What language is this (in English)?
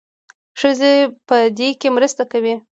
Pashto